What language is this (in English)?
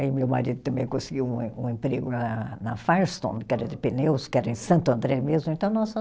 Portuguese